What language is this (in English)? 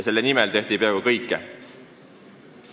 Estonian